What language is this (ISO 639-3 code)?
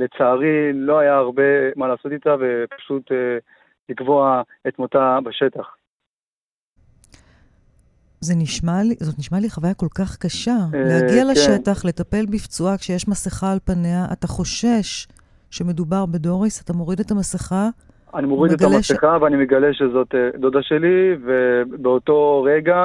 heb